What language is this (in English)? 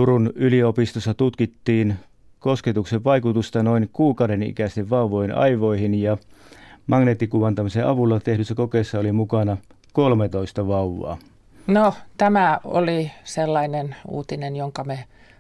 Finnish